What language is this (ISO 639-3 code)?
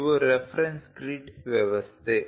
kan